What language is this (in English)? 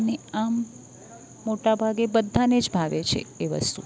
Gujarati